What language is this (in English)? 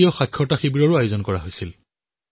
Assamese